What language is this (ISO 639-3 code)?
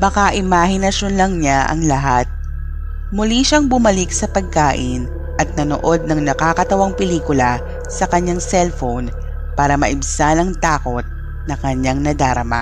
fil